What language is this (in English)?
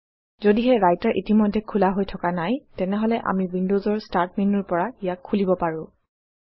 Assamese